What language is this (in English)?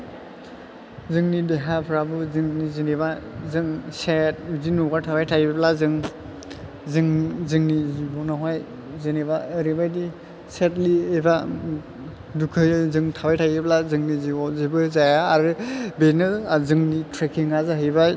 Bodo